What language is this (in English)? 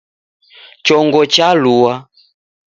Taita